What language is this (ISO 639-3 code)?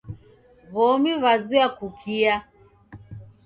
dav